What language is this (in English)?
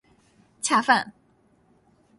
Chinese